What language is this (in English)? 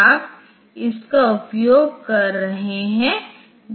Hindi